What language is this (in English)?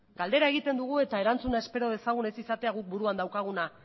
Basque